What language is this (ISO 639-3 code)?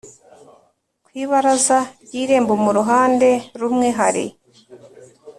kin